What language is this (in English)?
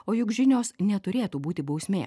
Lithuanian